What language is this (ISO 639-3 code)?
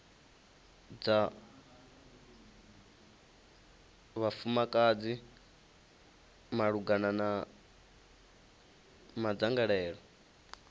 ven